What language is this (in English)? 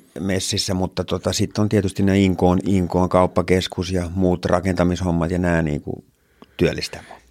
Finnish